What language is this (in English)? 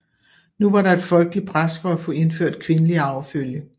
Danish